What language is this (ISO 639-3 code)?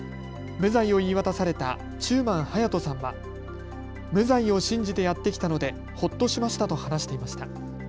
jpn